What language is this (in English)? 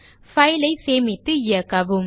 Tamil